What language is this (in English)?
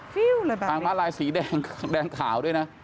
Thai